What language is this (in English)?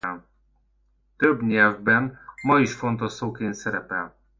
Hungarian